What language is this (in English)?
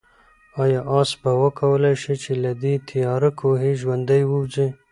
Pashto